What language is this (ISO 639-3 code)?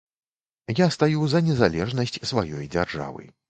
bel